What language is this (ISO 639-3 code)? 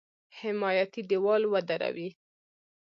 pus